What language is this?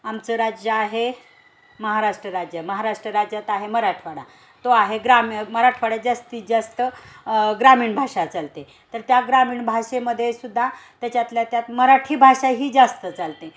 Marathi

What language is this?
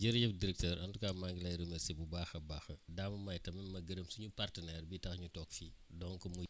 Wolof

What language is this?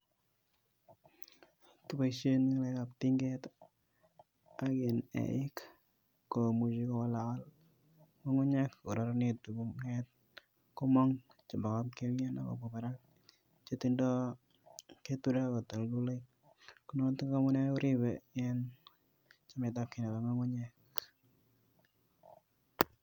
Kalenjin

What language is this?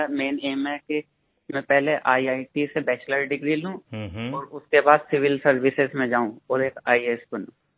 Hindi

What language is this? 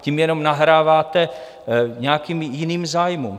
Czech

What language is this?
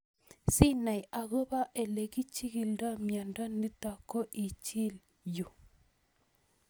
Kalenjin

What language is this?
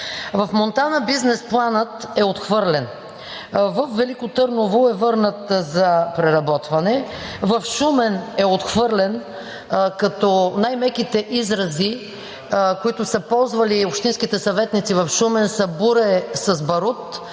Bulgarian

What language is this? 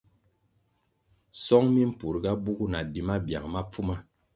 Kwasio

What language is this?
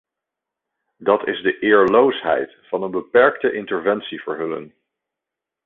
Dutch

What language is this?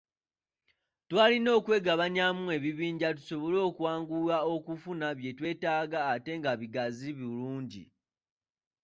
Ganda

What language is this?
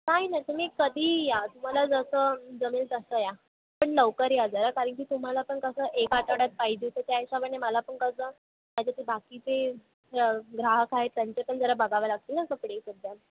Marathi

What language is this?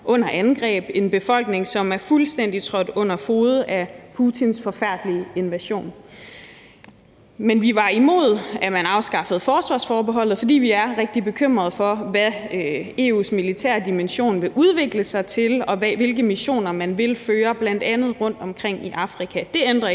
Danish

